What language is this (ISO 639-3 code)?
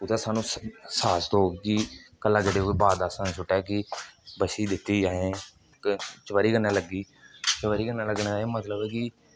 doi